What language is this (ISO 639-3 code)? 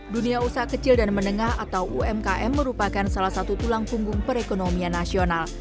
ind